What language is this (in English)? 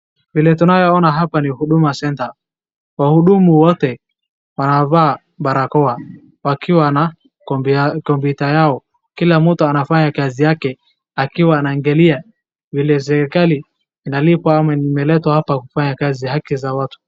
Swahili